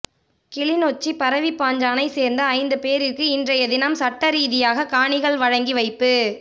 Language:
Tamil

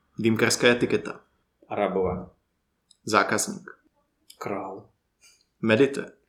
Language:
Czech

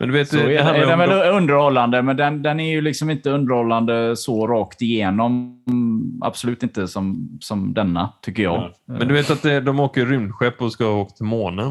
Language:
Swedish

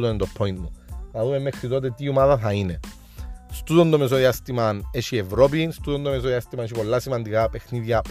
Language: Greek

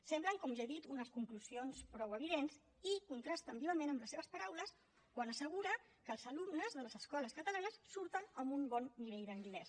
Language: Catalan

